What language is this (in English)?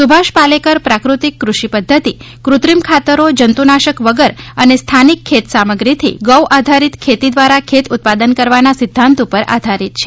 Gujarati